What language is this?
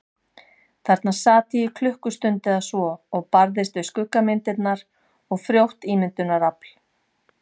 Icelandic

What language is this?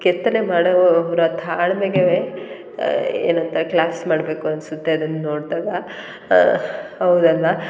Kannada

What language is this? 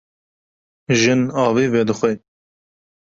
Kurdish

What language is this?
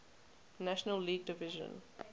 English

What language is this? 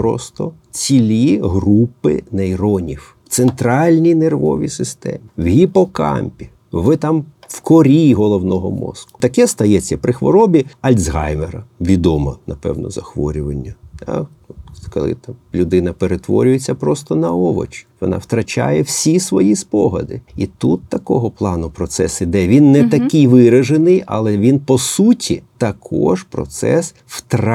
Ukrainian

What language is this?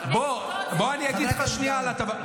Hebrew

